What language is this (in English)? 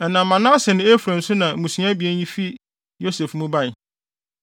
Akan